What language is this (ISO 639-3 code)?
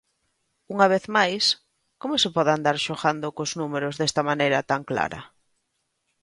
glg